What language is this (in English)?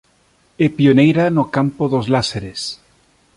Galician